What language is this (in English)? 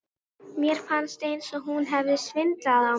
Icelandic